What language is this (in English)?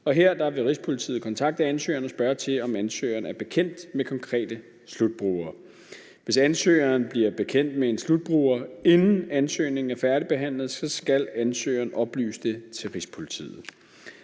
Danish